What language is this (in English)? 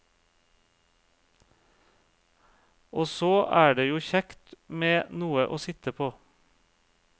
Norwegian